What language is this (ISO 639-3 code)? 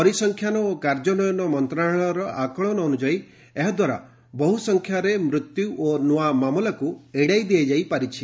ori